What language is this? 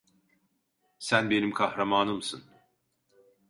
Turkish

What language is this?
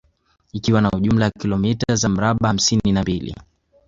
Swahili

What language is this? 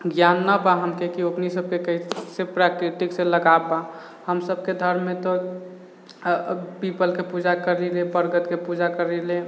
Maithili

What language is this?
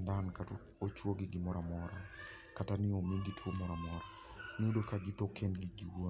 Luo (Kenya and Tanzania)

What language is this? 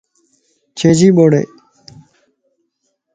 Lasi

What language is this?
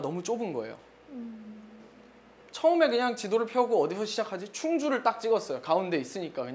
Korean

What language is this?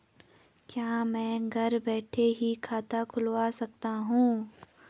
Hindi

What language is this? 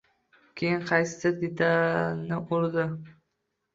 Uzbek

